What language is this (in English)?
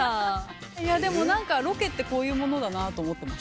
Japanese